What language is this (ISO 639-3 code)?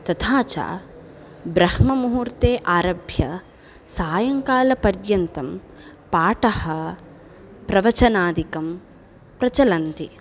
san